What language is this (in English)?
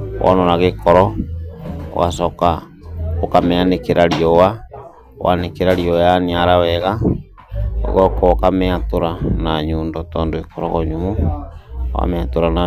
Kikuyu